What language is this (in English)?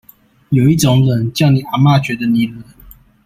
Chinese